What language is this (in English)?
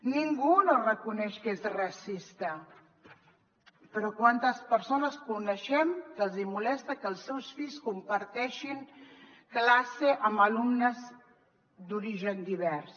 Catalan